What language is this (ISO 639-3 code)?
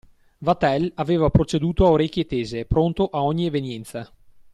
ita